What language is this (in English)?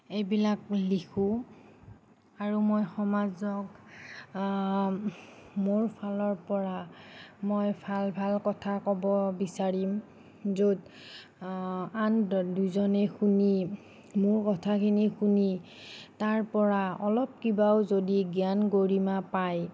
Assamese